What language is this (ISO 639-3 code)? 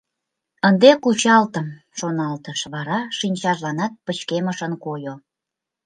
chm